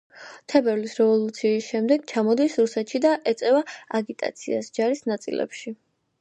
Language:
Georgian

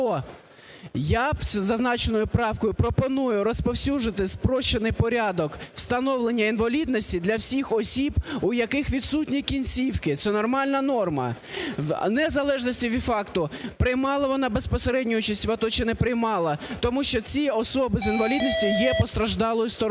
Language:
Ukrainian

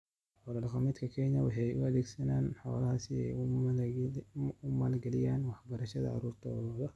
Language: Somali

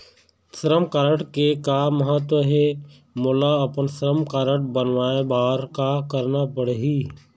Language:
Chhattisgarhi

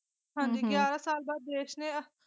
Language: Punjabi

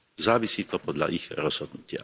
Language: Slovak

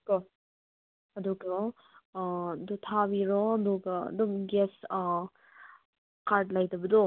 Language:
Manipuri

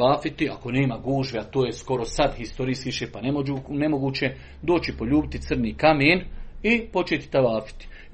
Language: Croatian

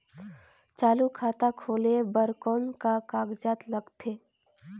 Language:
Chhattisgarhi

